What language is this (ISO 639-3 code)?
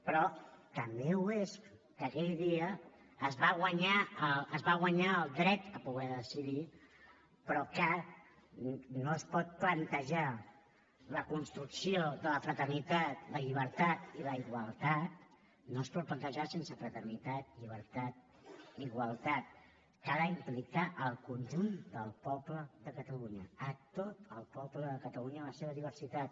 cat